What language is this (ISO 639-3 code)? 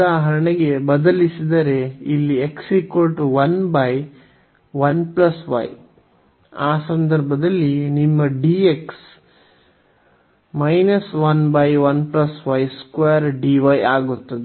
kan